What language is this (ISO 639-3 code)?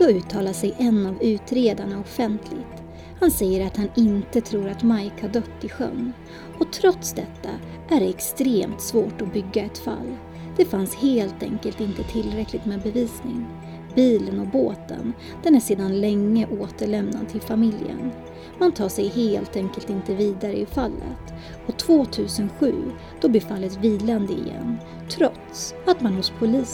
swe